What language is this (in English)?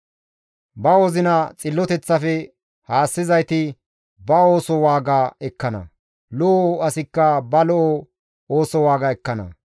Gamo